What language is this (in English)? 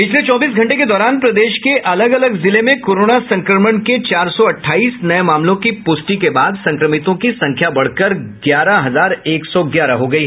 Hindi